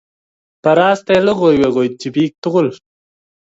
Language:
Kalenjin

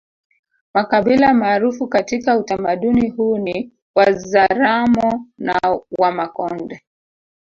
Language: Swahili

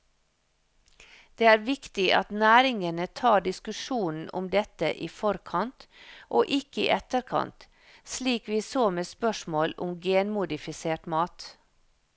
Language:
Norwegian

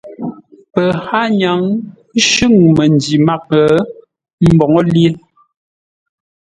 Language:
Ngombale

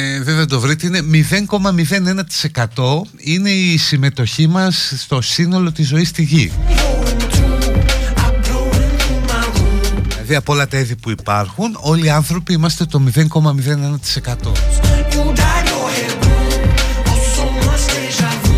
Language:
Greek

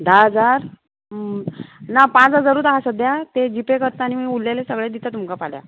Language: Konkani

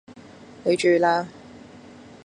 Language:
Cantonese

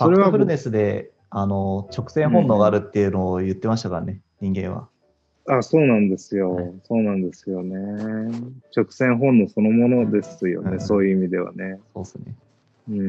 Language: Japanese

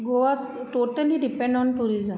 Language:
Konkani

